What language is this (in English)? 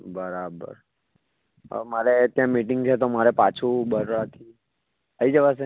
Gujarati